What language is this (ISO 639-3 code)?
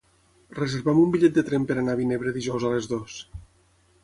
cat